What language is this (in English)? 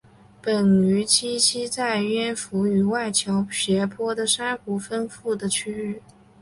Chinese